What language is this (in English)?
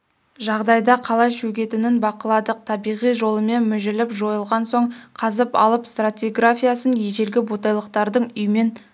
Kazakh